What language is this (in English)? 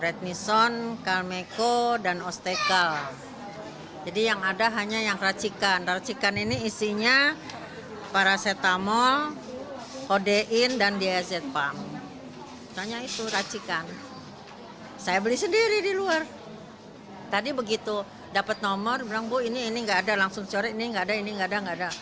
Indonesian